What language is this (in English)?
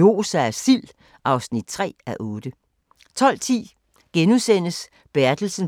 Danish